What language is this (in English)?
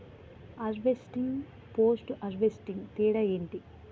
Telugu